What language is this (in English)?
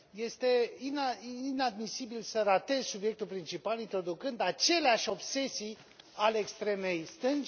Romanian